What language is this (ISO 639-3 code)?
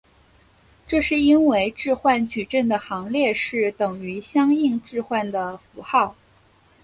zho